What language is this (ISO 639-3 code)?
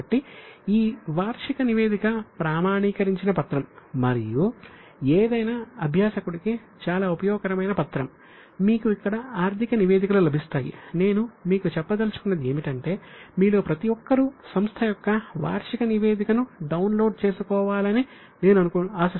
tel